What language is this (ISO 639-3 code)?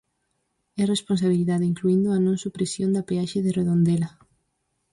glg